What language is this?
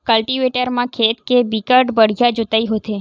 Chhattisgarhi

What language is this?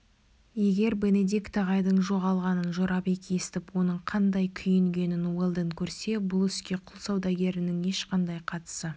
Kazakh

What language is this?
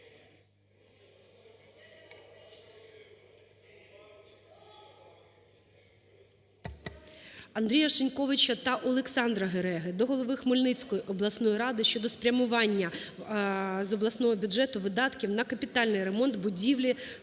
Ukrainian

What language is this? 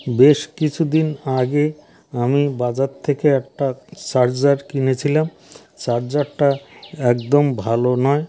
Bangla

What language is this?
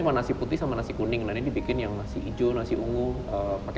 Indonesian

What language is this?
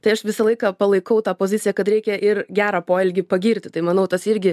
Lithuanian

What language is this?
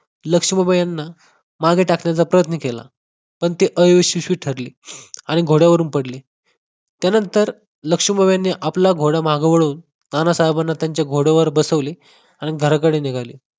Marathi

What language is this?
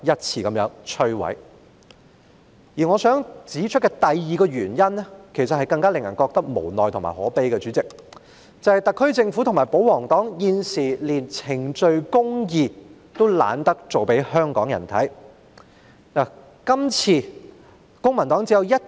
Cantonese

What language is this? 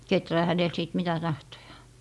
Finnish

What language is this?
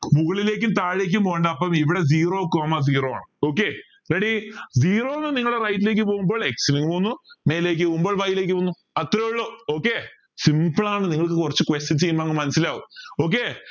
Malayalam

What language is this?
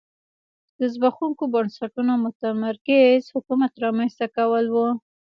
Pashto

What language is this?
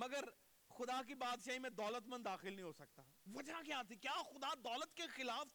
Urdu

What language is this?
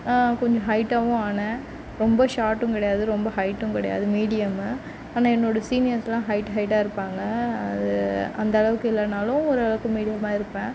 Tamil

